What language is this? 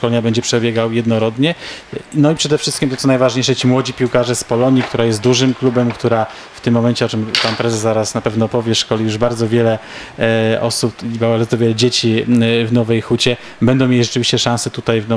Polish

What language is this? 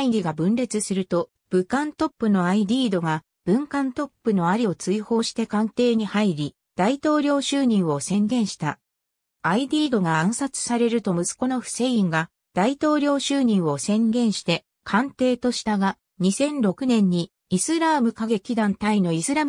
Japanese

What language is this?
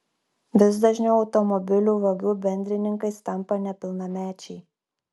Lithuanian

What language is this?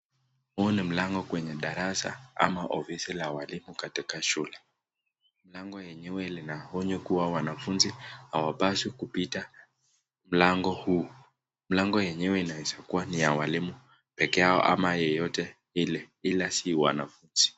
Swahili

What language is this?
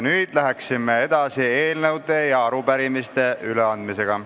Estonian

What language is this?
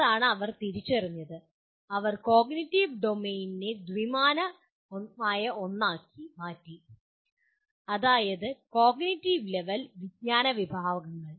Malayalam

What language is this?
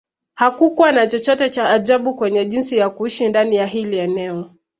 Swahili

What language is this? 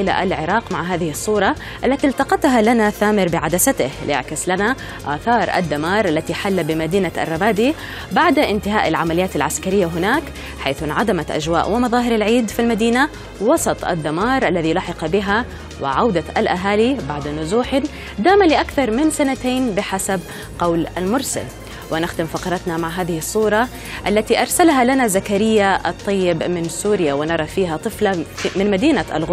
Arabic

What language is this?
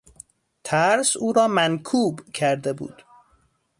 Persian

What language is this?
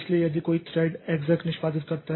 Hindi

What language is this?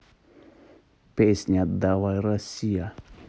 Russian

